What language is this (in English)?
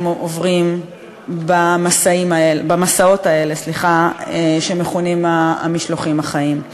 Hebrew